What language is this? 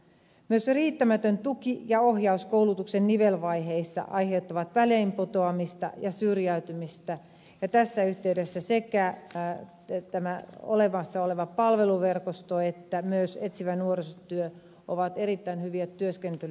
Finnish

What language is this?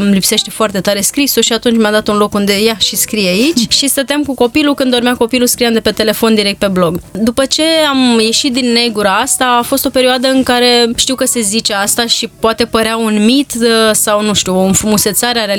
Romanian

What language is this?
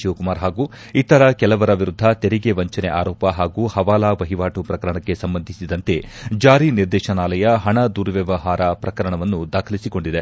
Kannada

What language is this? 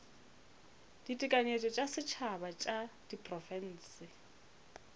Northern Sotho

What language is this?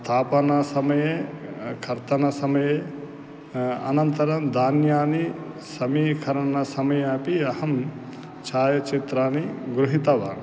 Sanskrit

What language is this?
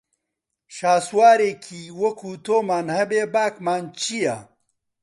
Central Kurdish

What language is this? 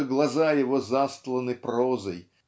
Russian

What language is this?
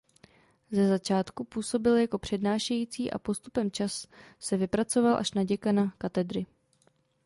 Czech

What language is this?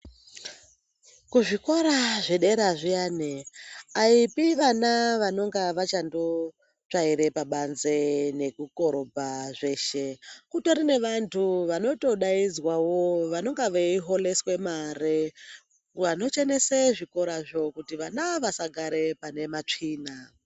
Ndau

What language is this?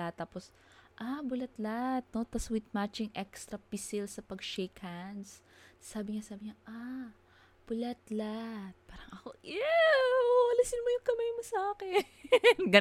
Filipino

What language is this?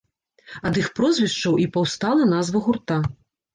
Belarusian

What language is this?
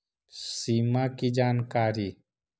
Magahi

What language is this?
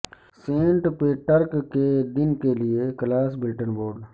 Urdu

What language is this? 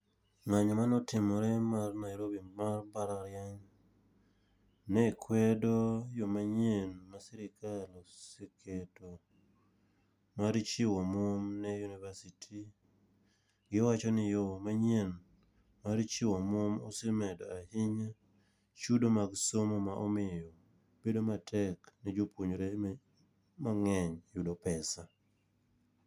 Luo (Kenya and Tanzania)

